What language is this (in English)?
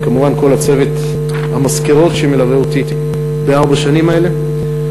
Hebrew